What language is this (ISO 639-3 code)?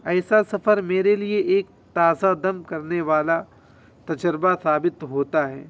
urd